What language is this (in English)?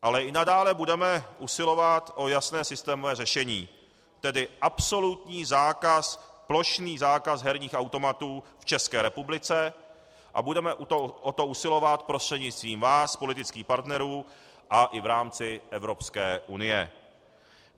Czech